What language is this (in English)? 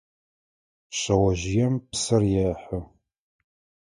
Adyghe